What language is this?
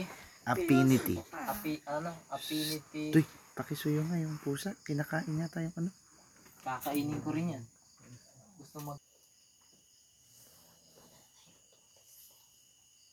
Filipino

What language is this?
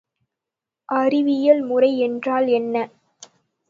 Tamil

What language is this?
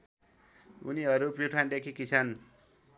Nepali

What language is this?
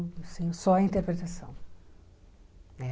Portuguese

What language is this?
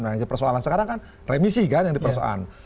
Indonesian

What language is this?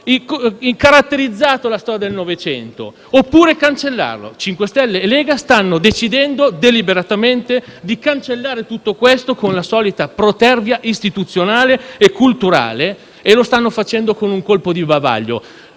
Italian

